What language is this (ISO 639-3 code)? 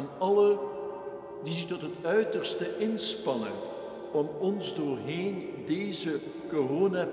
nld